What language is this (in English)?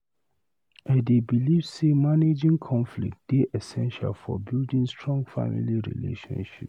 Nigerian Pidgin